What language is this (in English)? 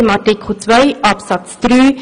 Swiss German